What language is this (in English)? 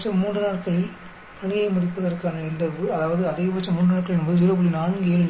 Tamil